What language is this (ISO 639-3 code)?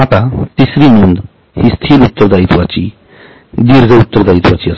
mar